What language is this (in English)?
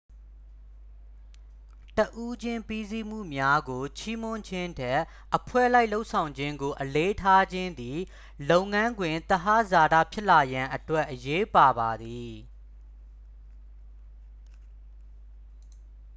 Burmese